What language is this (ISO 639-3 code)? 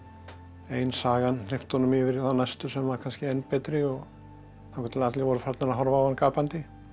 isl